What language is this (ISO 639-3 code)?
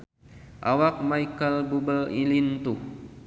sun